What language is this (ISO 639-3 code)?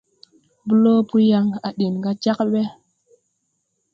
tui